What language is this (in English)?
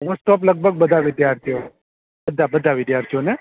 Gujarati